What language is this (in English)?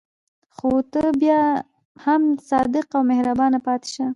Pashto